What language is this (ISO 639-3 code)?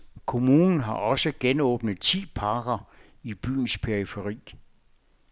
dan